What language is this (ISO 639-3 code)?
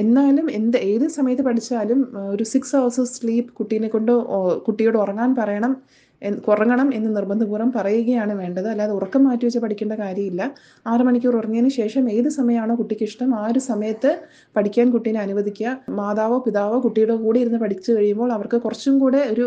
mal